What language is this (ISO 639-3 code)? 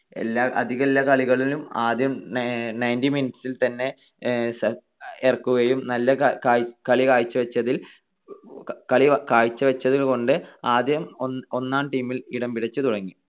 mal